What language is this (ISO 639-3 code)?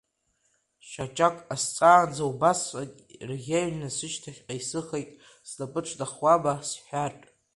abk